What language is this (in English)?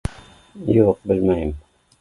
Bashkir